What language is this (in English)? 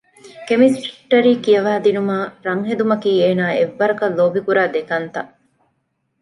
Divehi